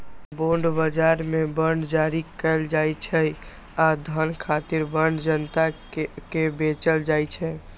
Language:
Maithili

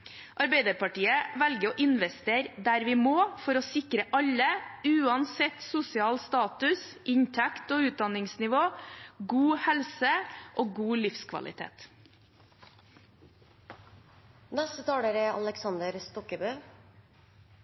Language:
Norwegian Bokmål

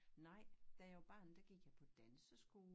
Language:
Danish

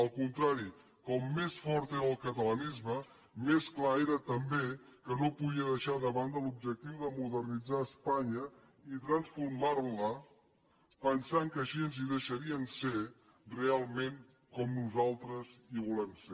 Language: Catalan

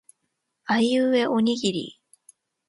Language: Japanese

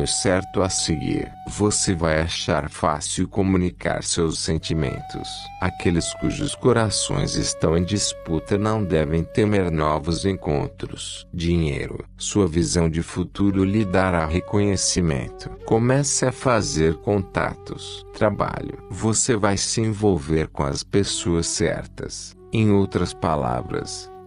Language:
Portuguese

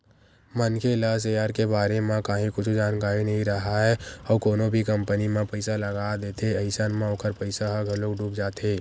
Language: Chhattisgarhi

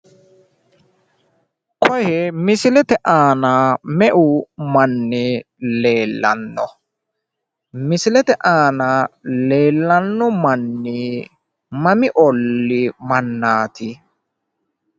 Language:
Sidamo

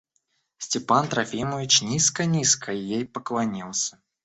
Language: Russian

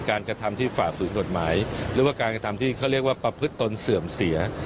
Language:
Thai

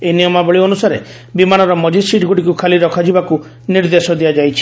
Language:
Odia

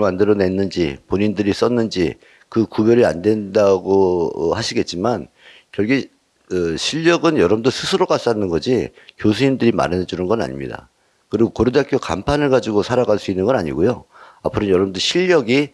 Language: Korean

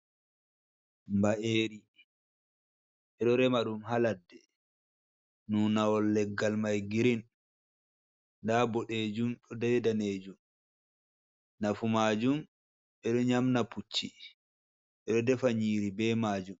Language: Fula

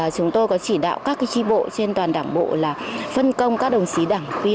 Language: Vietnamese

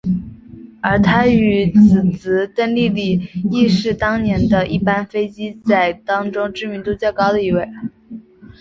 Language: Chinese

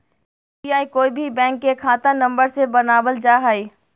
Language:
Magahi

